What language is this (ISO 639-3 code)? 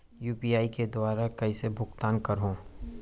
hne